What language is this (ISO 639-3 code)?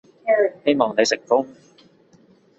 yue